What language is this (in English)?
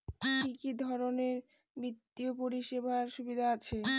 Bangla